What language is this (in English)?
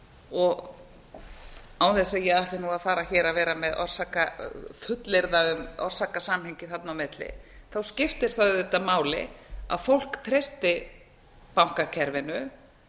Icelandic